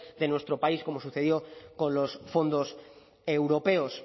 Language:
Spanish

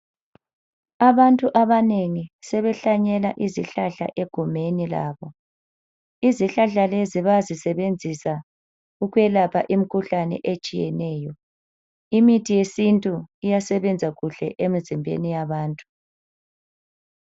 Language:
North Ndebele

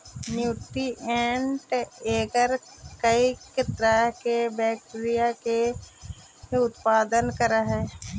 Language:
Magahi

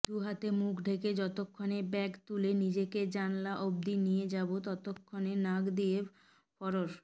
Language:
Bangla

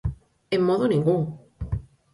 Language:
Galician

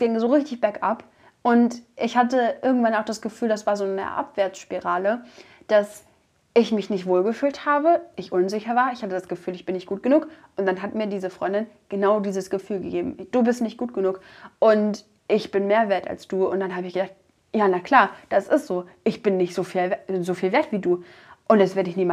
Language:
German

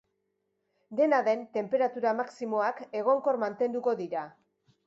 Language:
Basque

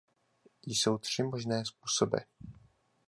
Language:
Czech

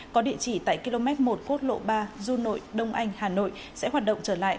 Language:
Vietnamese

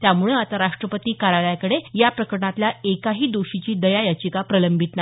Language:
Marathi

